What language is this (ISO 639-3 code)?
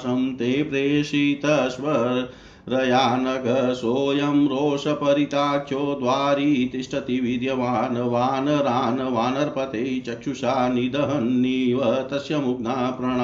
hin